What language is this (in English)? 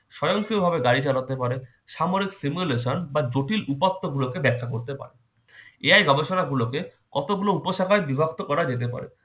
Bangla